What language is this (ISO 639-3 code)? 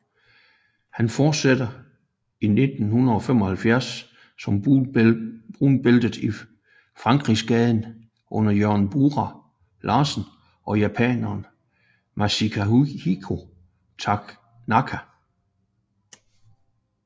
dan